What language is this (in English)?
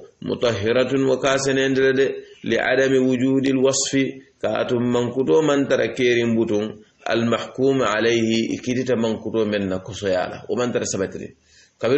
Arabic